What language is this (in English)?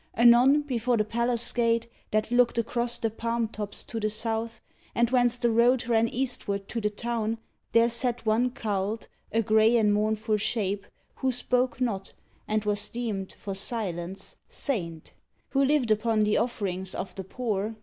English